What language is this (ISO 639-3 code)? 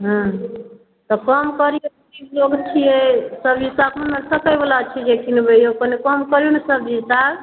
mai